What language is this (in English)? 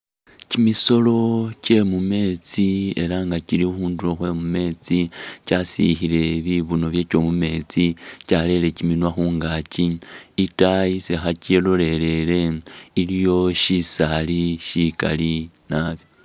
Masaaba